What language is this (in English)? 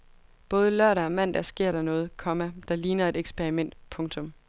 Danish